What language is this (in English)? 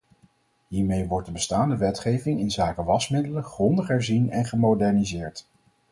Dutch